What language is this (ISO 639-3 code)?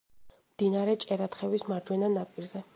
kat